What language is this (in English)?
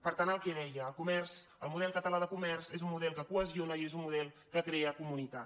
Catalan